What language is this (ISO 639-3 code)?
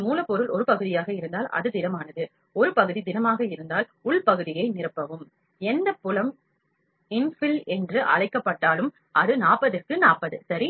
tam